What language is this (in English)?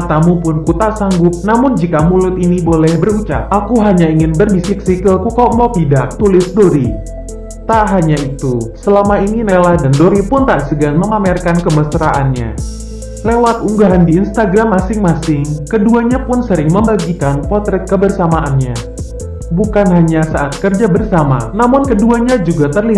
Indonesian